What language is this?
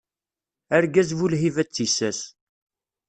Kabyle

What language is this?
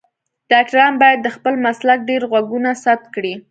Pashto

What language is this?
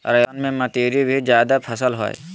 Magahi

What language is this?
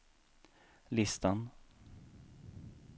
Swedish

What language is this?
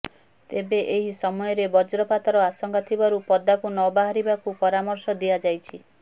Odia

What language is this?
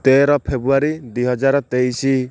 Odia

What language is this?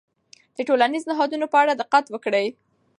Pashto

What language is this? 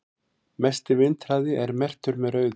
Icelandic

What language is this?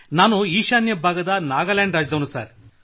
Kannada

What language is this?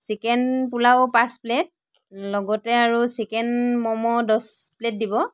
Assamese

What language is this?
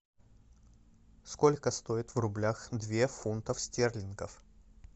Russian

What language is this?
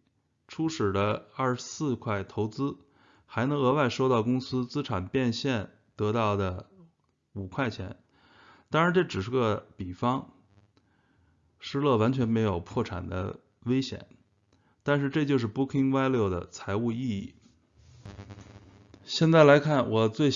Chinese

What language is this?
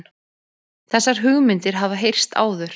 Icelandic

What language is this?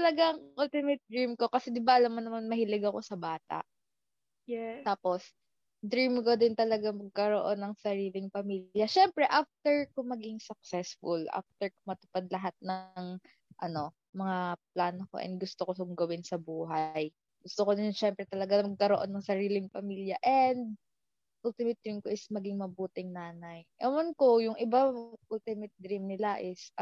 Filipino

